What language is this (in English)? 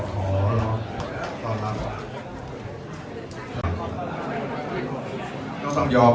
Thai